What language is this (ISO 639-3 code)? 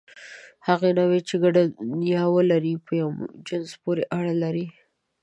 pus